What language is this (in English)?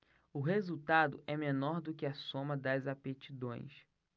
Portuguese